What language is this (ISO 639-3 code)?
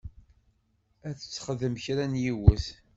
kab